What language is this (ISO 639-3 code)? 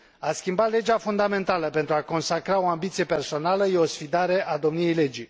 ron